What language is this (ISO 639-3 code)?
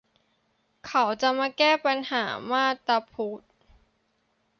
tha